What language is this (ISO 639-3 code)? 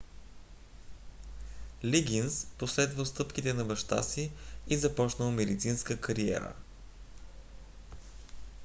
bul